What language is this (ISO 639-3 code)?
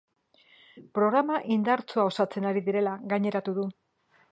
eus